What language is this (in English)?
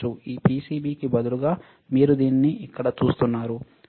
Telugu